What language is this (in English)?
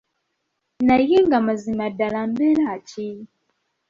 Ganda